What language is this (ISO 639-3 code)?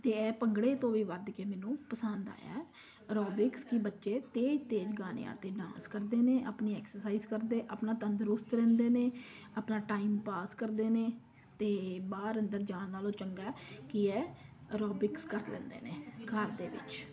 pan